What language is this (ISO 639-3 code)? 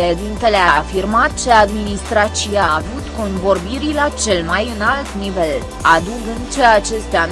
ron